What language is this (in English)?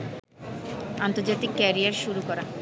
Bangla